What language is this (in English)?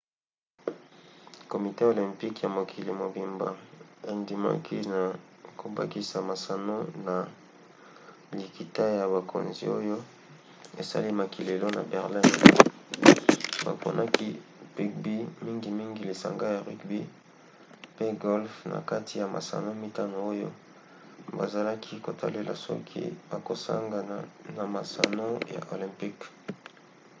Lingala